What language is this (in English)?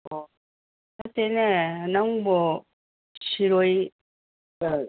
Manipuri